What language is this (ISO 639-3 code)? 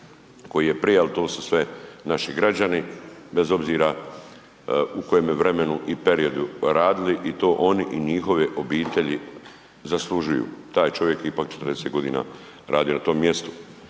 hrv